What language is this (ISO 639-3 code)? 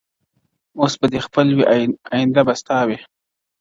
pus